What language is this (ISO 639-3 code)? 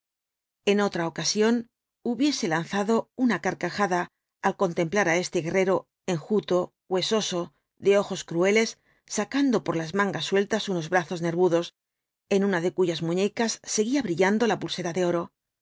spa